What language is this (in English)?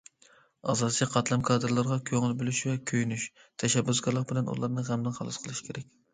Uyghur